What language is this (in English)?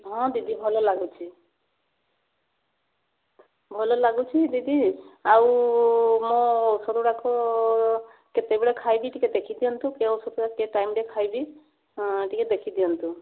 Odia